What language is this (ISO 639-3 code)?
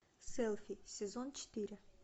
rus